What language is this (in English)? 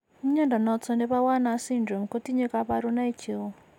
Kalenjin